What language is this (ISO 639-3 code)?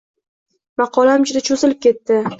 uzb